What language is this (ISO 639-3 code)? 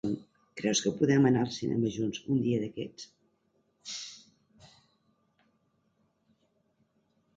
cat